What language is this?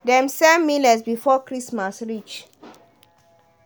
Nigerian Pidgin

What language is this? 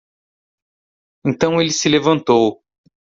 Portuguese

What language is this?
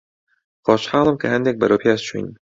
Central Kurdish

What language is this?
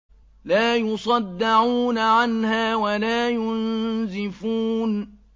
Arabic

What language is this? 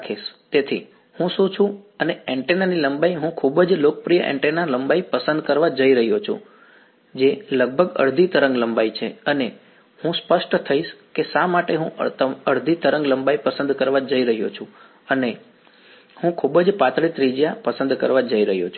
Gujarati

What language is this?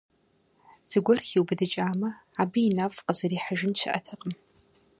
Kabardian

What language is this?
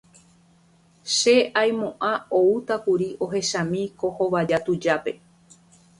Guarani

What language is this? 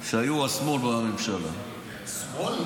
Hebrew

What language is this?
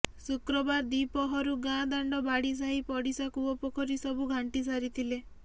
Odia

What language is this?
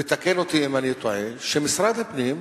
Hebrew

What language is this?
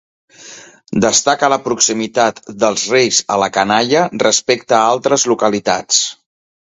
Catalan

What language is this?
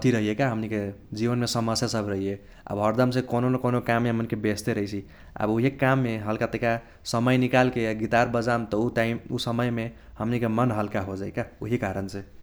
Kochila Tharu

